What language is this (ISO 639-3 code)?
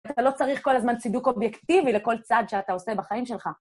heb